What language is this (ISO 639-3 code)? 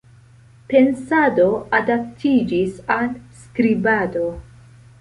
epo